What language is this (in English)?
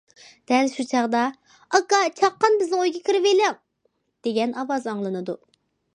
Uyghur